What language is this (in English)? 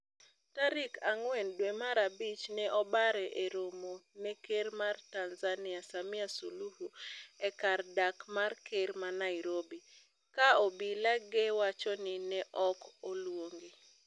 Luo (Kenya and Tanzania)